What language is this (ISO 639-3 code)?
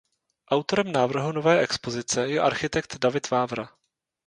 ces